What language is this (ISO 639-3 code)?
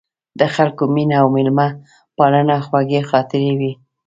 pus